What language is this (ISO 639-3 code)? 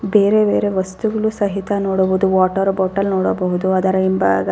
kan